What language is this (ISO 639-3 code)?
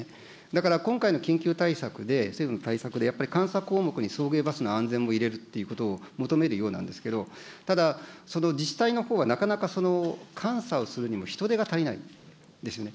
jpn